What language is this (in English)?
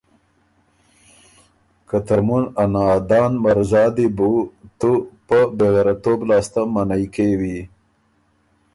Ormuri